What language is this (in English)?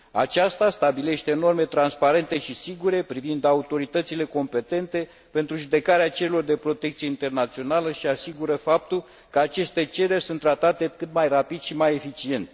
Romanian